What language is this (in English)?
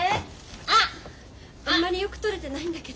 Japanese